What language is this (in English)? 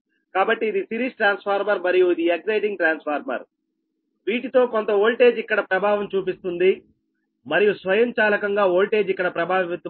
Telugu